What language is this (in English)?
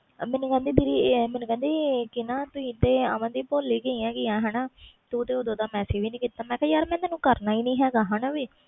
Punjabi